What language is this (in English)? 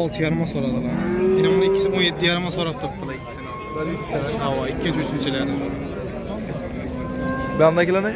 Turkish